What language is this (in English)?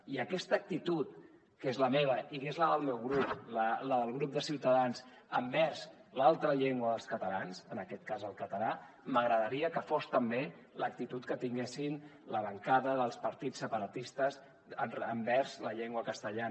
Catalan